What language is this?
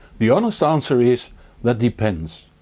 English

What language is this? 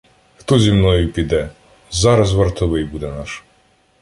Ukrainian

